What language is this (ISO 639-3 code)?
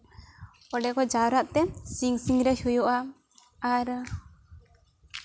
sat